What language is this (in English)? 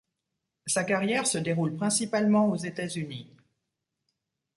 French